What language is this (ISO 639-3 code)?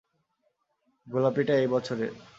ben